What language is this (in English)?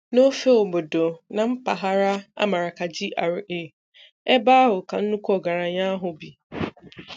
Igbo